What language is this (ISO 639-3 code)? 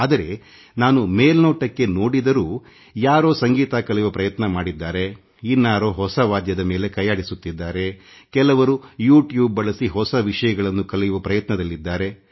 kan